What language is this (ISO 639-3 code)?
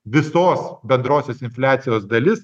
lit